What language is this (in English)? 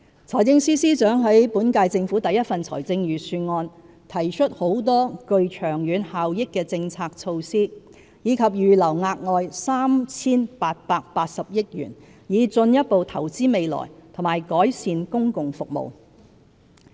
Cantonese